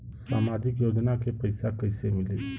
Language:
Bhojpuri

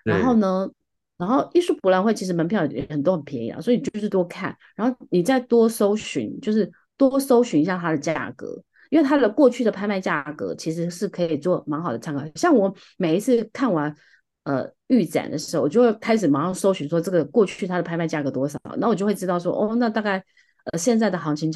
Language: Chinese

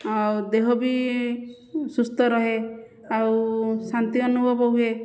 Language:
Odia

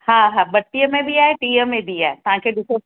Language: Sindhi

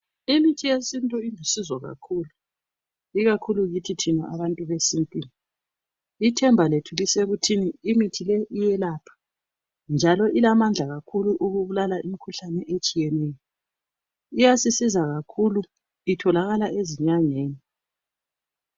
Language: North Ndebele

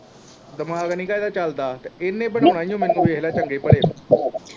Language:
Punjabi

